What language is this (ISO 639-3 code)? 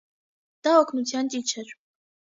hye